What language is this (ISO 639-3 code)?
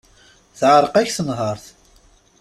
kab